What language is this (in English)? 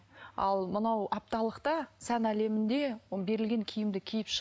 Kazakh